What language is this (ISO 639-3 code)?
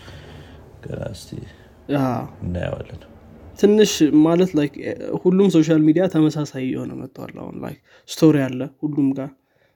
amh